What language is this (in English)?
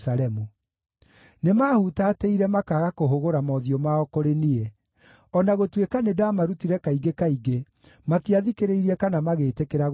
Kikuyu